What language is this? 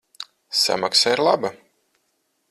Latvian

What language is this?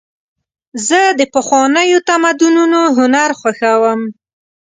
Pashto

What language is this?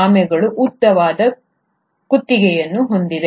Kannada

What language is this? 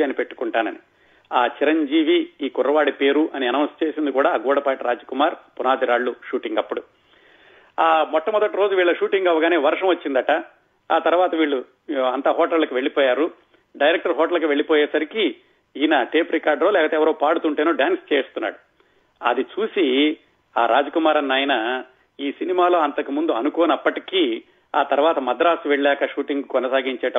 Telugu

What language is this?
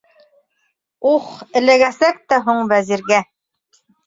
Bashkir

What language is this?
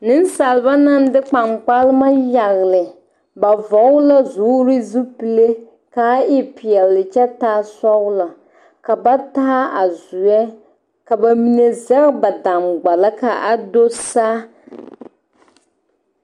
Southern Dagaare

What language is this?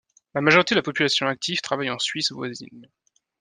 French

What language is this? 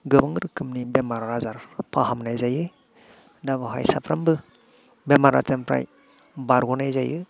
Bodo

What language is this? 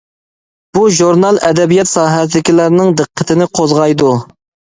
Uyghur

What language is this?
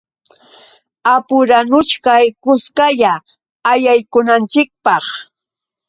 Yauyos Quechua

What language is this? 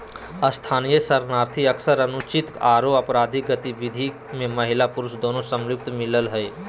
Magahi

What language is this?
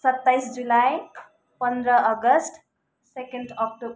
Nepali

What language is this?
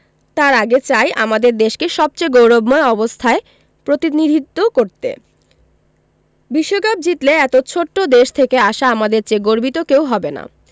Bangla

